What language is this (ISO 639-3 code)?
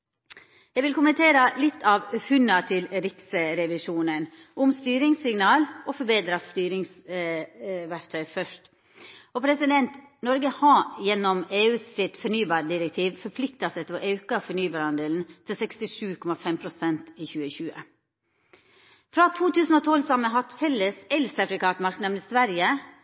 nno